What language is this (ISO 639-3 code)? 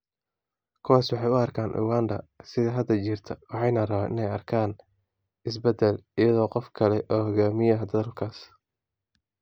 som